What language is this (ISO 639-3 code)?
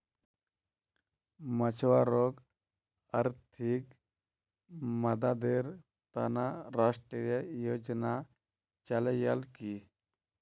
mag